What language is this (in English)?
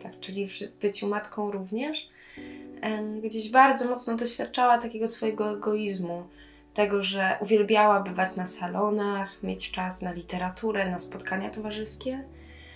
Polish